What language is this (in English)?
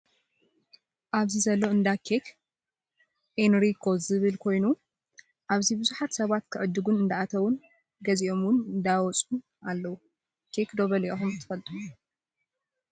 Tigrinya